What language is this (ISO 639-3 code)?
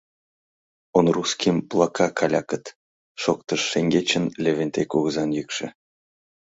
chm